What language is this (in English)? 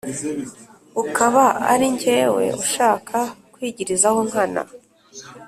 Kinyarwanda